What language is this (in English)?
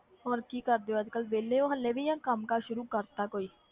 Punjabi